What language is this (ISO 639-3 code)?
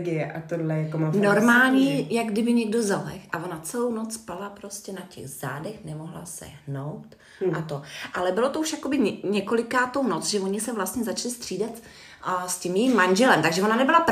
ces